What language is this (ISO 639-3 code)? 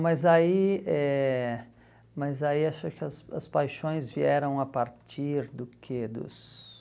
por